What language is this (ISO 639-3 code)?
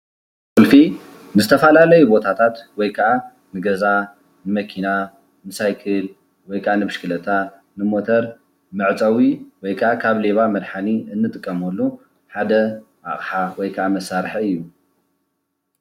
tir